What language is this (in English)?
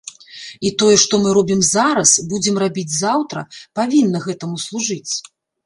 Belarusian